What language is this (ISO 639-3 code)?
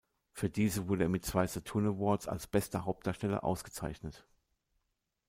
deu